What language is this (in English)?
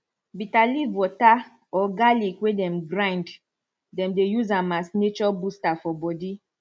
Nigerian Pidgin